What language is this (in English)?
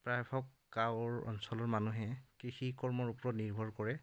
Assamese